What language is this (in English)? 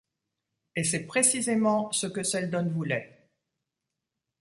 French